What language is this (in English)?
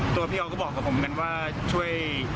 Thai